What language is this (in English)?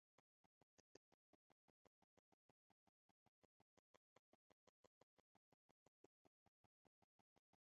Bangla